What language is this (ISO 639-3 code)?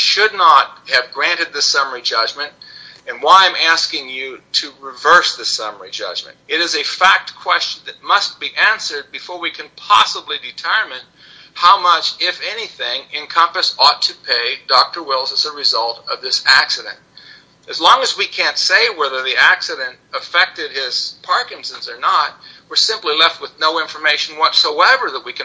eng